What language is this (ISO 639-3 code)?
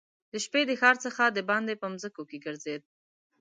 pus